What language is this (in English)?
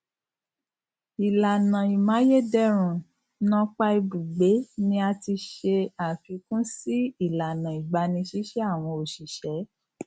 Yoruba